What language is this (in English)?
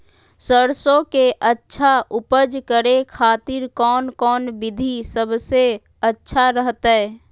Magahi